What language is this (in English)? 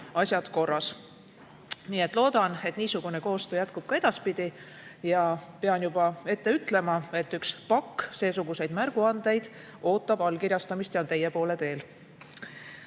Estonian